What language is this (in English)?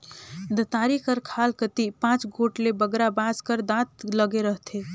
Chhattisgarhi